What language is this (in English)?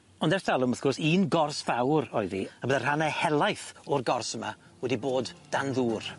Welsh